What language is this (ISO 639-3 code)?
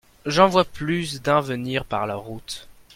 fra